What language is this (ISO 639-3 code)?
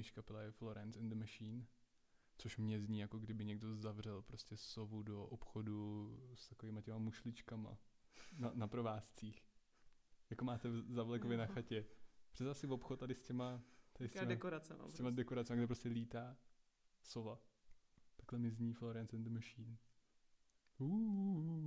ces